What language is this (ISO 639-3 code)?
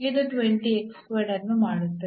kan